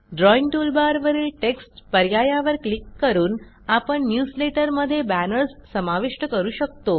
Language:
Marathi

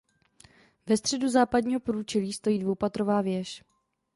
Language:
Czech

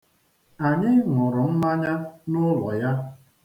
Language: Igbo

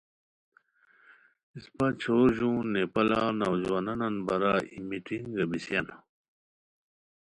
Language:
Khowar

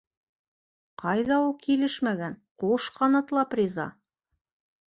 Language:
Bashkir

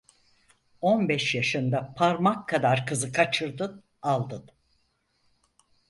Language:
Turkish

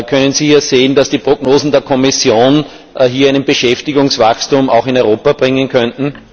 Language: German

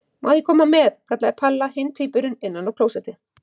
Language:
Icelandic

